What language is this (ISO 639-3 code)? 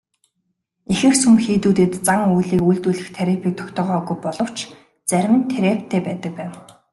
mon